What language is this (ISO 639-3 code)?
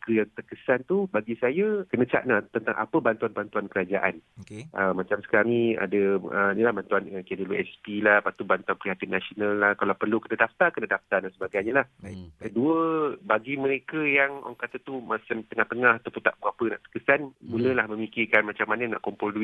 msa